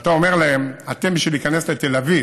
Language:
Hebrew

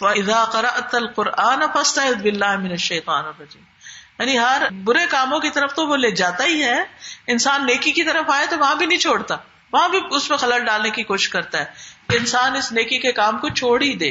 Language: Urdu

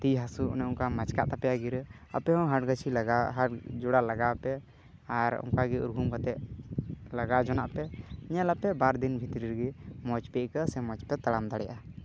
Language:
Santali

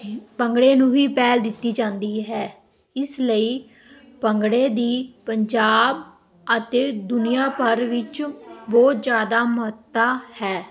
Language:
Punjabi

